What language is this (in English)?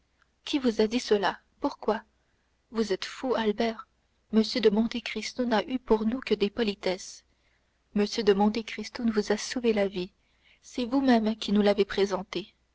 French